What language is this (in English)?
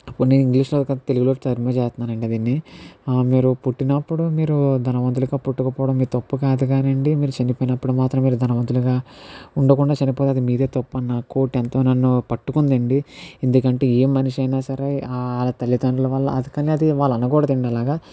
Telugu